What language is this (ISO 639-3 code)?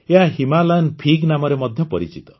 ori